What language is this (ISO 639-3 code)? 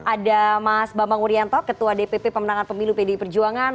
ind